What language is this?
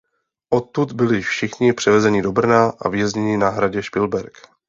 Czech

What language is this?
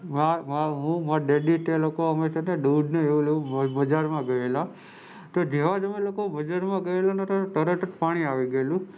Gujarati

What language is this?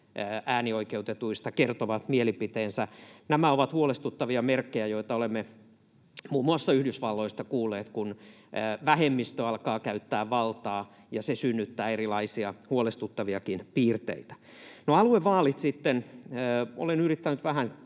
Finnish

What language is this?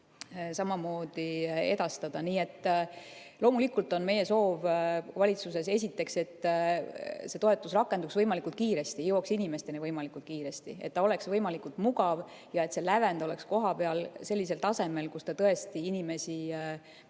Estonian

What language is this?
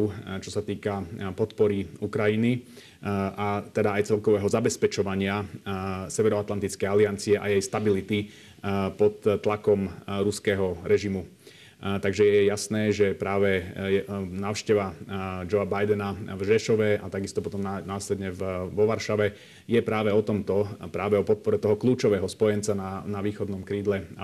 Slovak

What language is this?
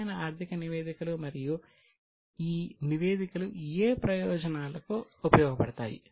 Telugu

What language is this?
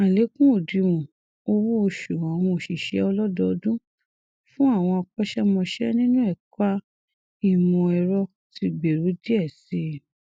Yoruba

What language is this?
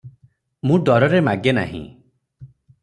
Odia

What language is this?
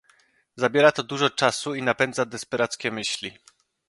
Polish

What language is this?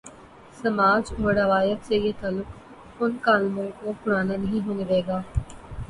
Urdu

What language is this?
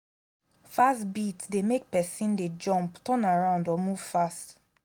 Nigerian Pidgin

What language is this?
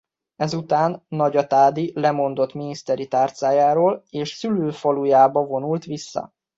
Hungarian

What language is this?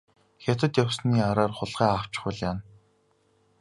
Mongolian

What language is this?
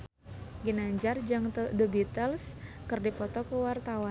Sundanese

